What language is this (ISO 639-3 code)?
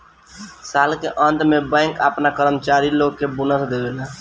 bho